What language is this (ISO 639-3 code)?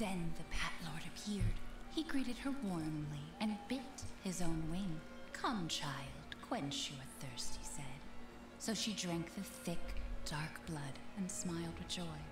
eng